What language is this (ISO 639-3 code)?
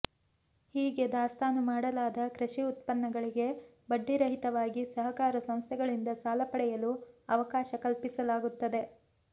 kan